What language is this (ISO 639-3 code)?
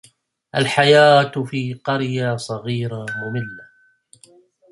ara